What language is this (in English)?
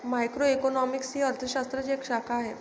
Marathi